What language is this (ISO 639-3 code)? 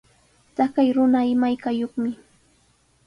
qws